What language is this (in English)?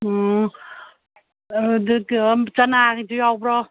Manipuri